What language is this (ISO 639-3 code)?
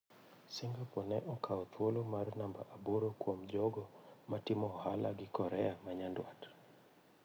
luo